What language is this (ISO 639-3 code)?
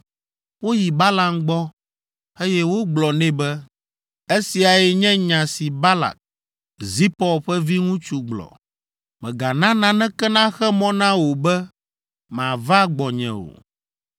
ewe